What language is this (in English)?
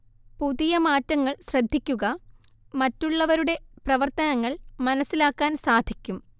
Malayalam